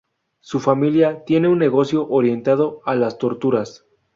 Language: Spanish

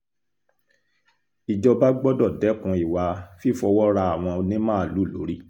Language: Yoruba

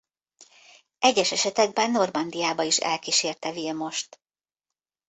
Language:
Hungarian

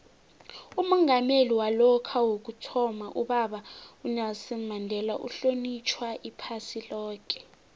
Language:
South Ndebele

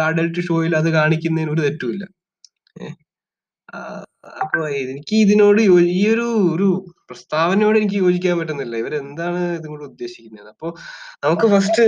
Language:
Malayalam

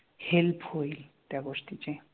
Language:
Marathi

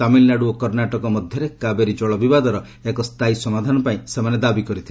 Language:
Odia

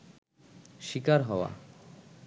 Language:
Bangla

